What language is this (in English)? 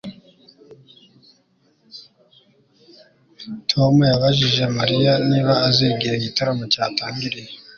Kinyarwanda